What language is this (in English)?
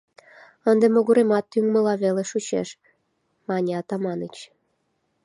Mari